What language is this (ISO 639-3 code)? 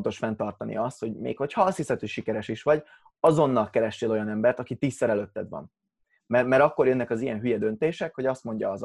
hun